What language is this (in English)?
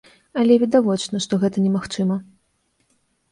Belarusian